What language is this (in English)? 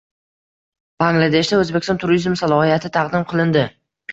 Uzbek